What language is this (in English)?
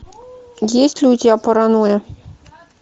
Russian